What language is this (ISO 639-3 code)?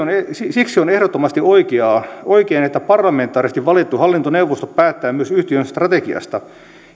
fin